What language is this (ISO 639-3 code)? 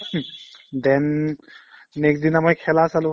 asm